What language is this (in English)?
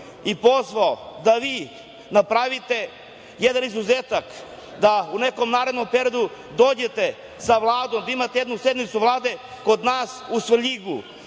Serbian